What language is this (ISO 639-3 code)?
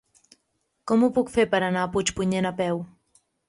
cat